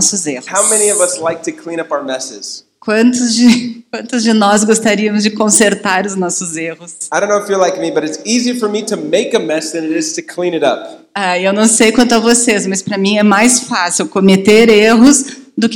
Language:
Portuguese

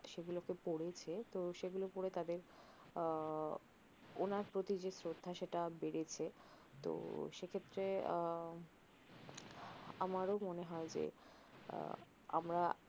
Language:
Bangla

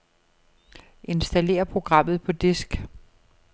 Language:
Danish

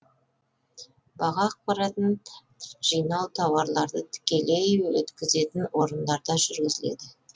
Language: Kazakh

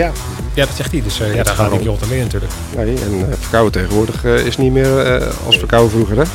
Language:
Dutch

